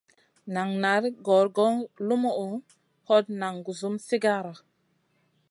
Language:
Masana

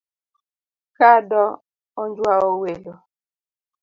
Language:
Luo (Kenya and Tanzania)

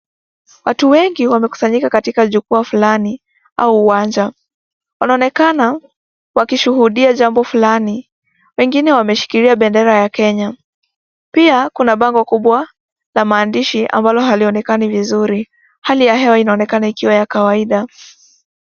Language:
Swahili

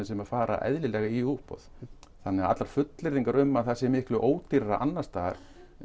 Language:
Icelandic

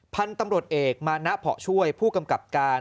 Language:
Thai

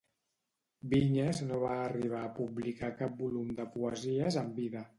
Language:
Catalan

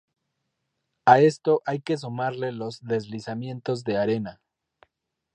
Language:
Spanish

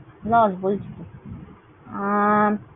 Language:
Bangla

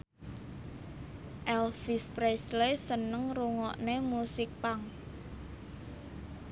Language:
Javanese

